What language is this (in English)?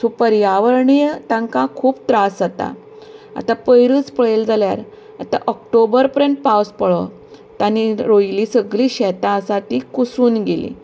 Konkani